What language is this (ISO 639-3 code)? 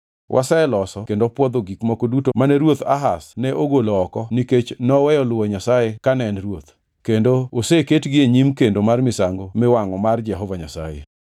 luo